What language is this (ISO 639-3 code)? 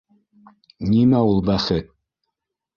bak